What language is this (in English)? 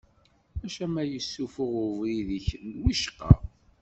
Kabyle